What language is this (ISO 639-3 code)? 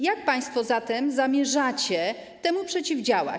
pol